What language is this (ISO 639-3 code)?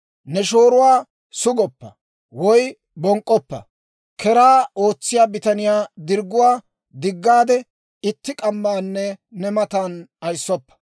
dwr